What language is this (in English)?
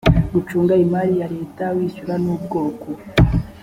Kinyarwanda